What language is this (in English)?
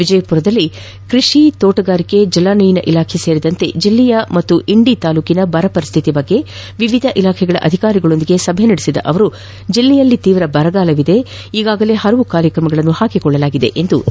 Kannada